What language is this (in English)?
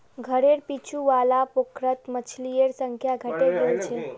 Magahi